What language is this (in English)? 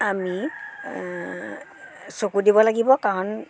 Assamese